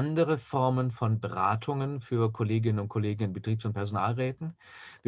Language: German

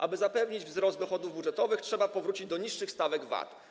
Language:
Polish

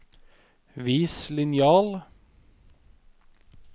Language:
Norwegian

